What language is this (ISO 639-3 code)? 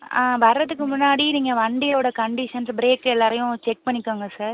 tam